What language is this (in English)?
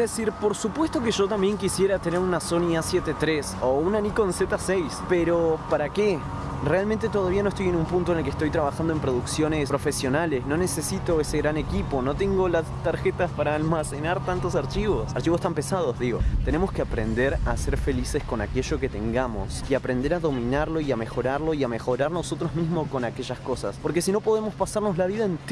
Spanish